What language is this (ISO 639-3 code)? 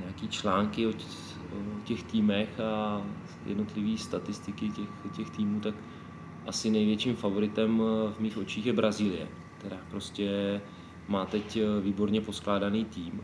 ces